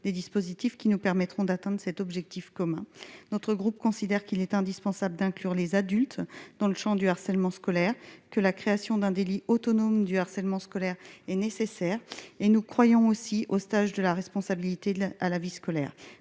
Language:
French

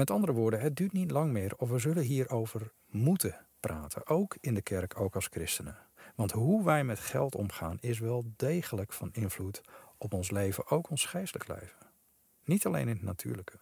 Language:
Dutch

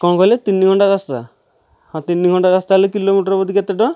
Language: Odia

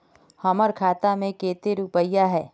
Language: Magahi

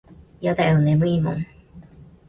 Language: Japanese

